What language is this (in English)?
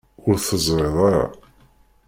Kabyle